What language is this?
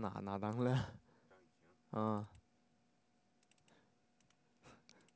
Chinese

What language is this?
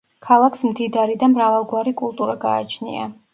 Georgian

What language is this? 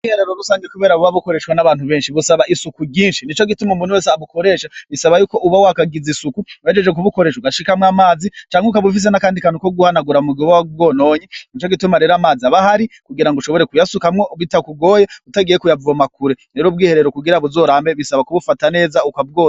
Rundi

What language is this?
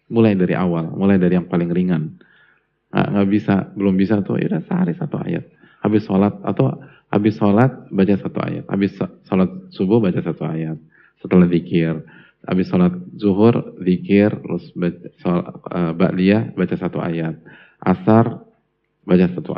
Indonesian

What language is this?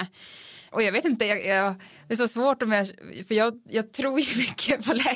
Swedish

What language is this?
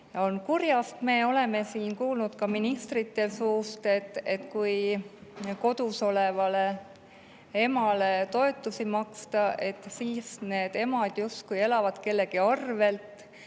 Estonian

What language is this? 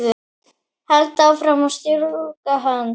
Icelandic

